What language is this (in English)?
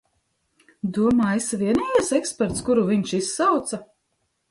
Latvian